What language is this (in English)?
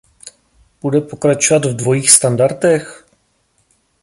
Czech